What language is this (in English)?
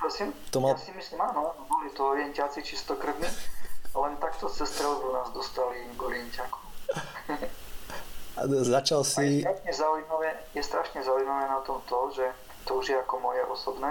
Slovak